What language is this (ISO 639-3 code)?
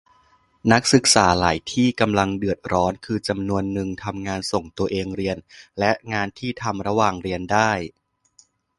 tha